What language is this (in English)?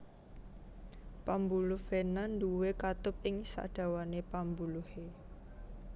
Javanese